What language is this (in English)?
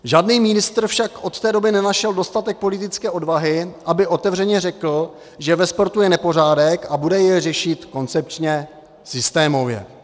Czech